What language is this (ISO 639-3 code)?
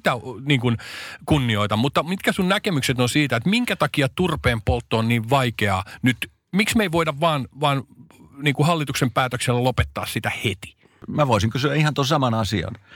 fin